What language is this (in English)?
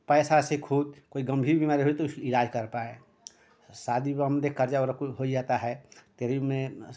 Hindi